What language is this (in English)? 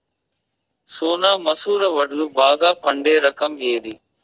Telugu